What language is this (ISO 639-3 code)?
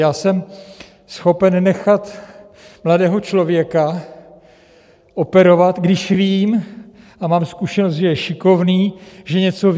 ces